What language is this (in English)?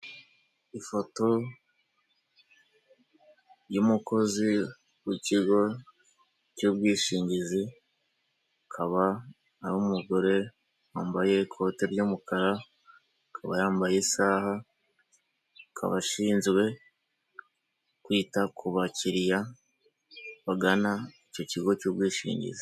Kinyarwanda